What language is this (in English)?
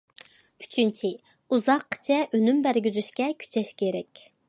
Uyghur